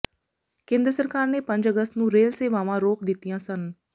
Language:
Punjabi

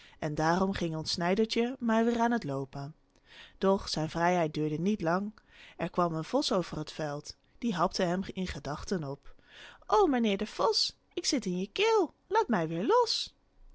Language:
Dutch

